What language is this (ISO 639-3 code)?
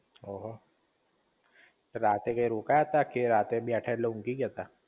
guj